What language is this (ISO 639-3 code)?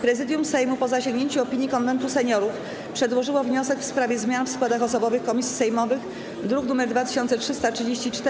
pol